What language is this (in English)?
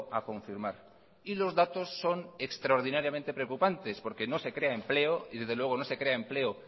Spanish